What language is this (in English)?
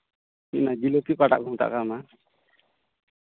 Santali